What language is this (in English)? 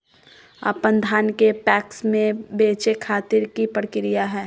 Magahi